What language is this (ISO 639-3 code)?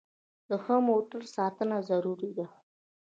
pus